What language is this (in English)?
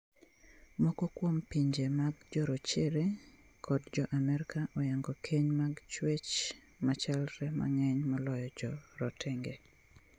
Luo (Kenya and Tanzania)